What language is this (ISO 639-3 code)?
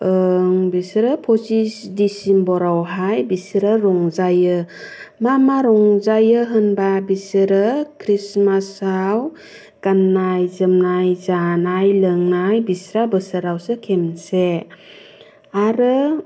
brx